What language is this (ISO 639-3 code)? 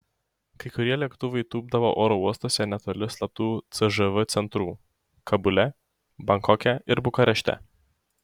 lit